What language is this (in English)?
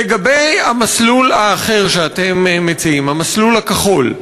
Hebrew